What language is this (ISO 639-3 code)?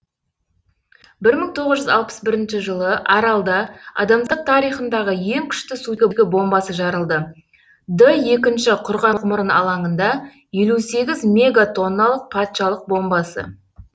kaz